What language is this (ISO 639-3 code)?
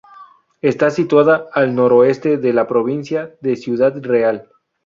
spa